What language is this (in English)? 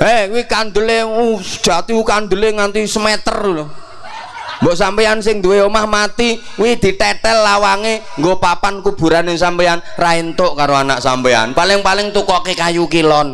Indonesian